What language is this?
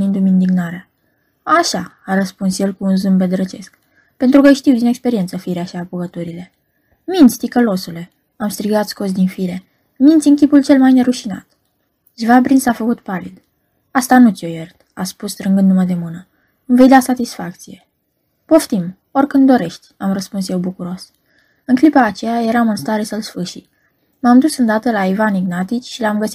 Romanian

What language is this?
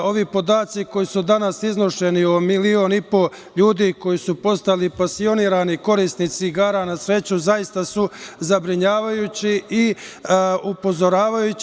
Serbian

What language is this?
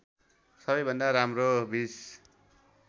Nepali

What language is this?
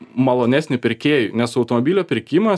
Lithuanian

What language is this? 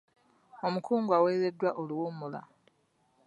Ganda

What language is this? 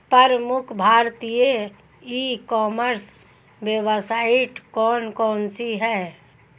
Hindi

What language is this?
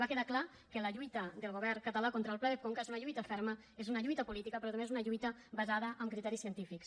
Catalan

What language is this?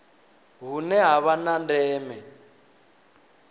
Venda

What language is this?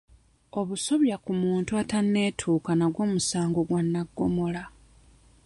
Ganda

